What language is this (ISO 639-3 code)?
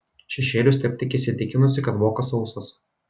lit